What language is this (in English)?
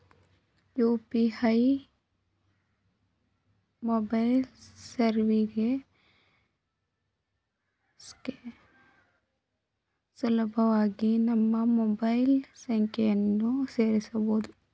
Kannada